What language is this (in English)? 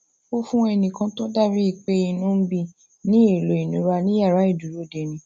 Yoruba